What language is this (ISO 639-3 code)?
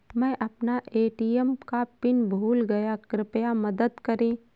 hin